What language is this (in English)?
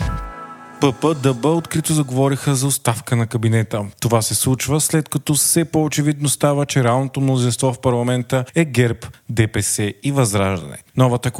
Bulgarian